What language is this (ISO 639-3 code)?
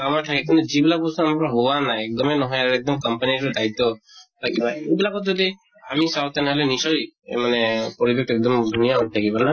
asm